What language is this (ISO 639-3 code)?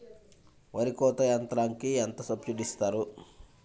tel